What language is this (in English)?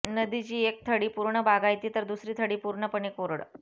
Marathi